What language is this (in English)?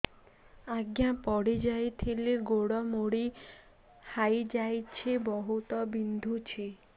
Odia